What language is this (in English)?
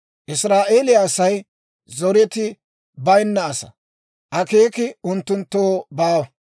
Dawro